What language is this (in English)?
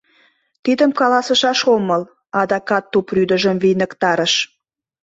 Mari